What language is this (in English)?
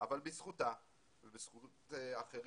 Hebrew